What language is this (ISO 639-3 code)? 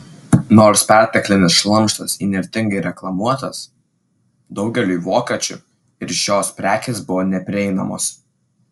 lit